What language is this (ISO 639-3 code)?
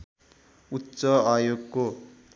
nep